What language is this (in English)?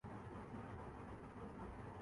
Urdu